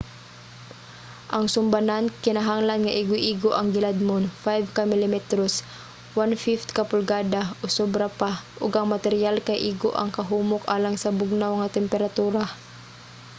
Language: Cebuano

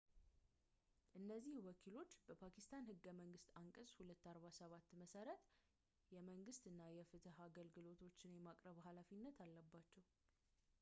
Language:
Amharic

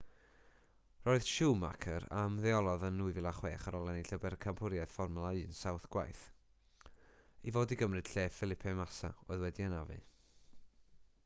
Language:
Welsh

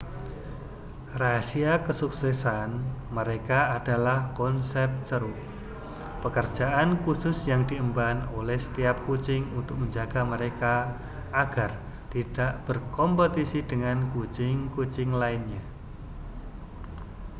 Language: Indonesian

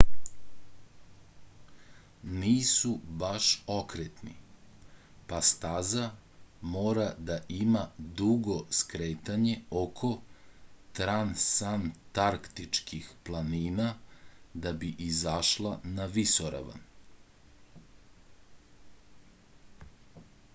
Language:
Serbian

